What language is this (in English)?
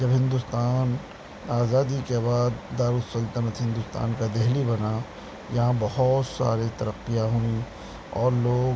Urdu